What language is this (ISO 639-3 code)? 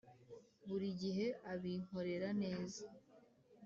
kin